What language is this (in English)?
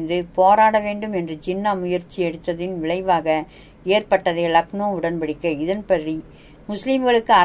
Tamil